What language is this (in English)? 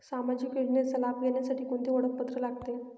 Marathi